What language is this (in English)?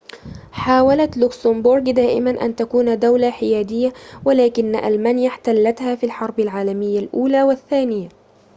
Arabic